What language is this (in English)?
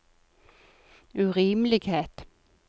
Norwegian